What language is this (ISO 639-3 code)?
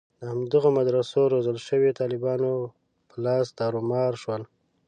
pus